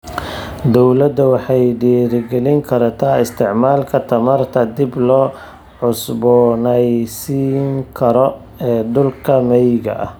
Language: Somali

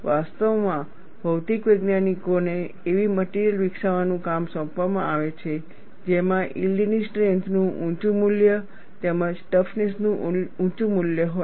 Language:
Gujarati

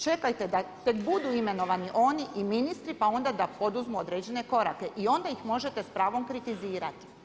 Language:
Croatian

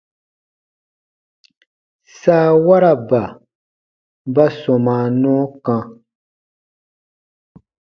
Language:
Baatonum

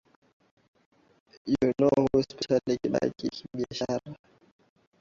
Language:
Swahili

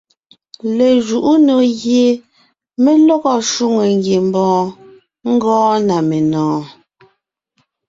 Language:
Ngiemboon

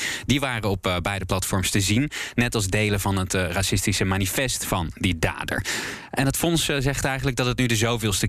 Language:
Dutch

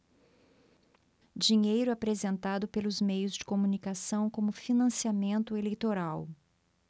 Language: Portuguese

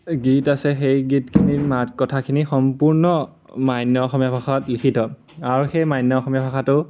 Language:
Assamese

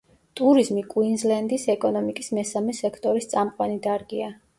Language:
Georgian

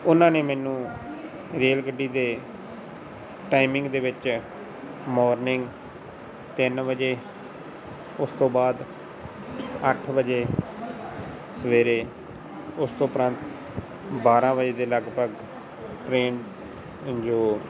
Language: Punjabi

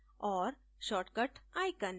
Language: Hindi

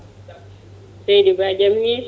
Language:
Fula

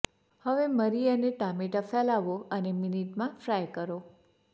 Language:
Gujarati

